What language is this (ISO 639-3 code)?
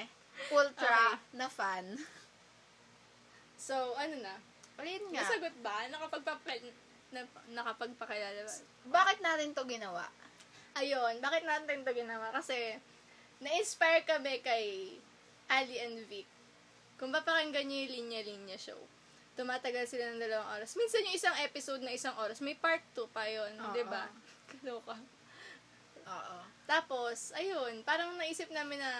fil